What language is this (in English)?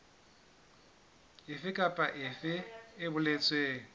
Southern Sotho